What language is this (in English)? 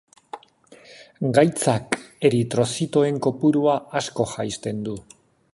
Basque